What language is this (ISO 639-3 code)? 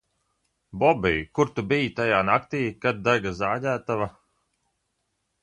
lav